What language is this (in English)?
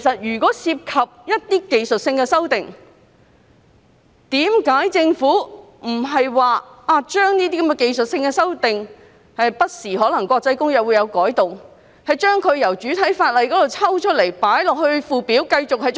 Cantonese